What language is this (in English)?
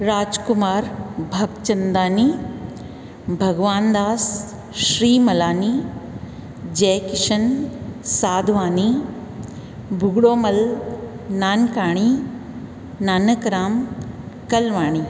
Sindhi